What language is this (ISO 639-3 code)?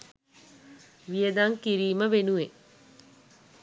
sin